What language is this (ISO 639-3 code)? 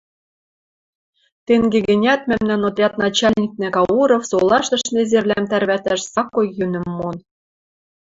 mrj